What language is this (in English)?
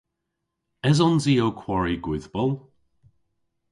Cornish